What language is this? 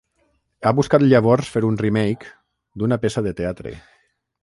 Catalan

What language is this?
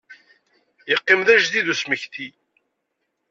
Kabyle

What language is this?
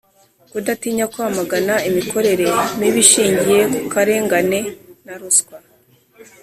Kinyarwanda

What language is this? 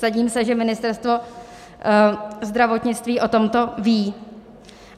Czech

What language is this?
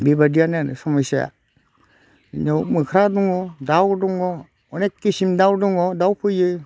Bodo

